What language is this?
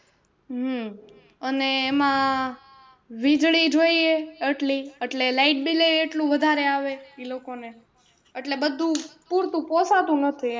Gujarati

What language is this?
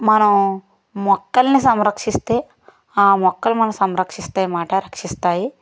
Telugu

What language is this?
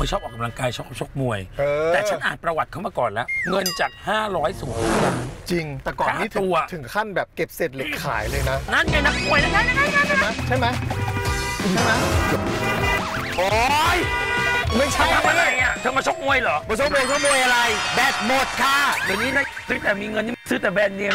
Thai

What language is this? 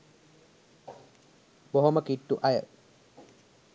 Sinhala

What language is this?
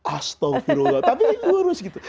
Indonesian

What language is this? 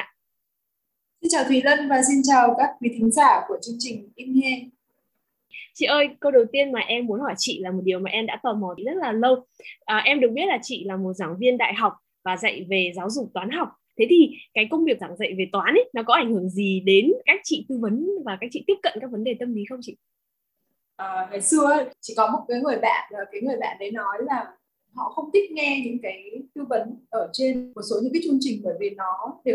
Vietnamese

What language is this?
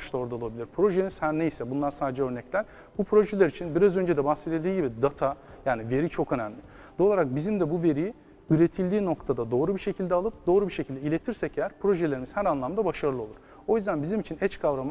Turkish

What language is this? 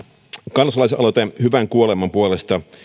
Finnish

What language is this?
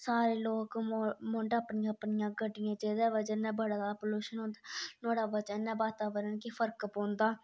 Dogri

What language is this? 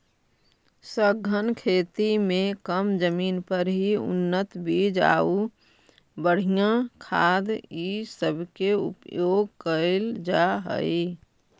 Magahi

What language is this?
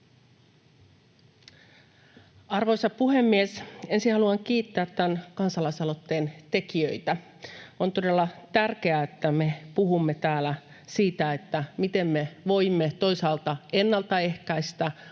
Finnish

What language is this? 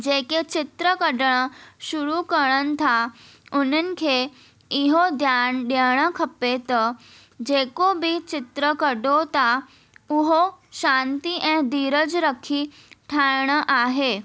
Sindhi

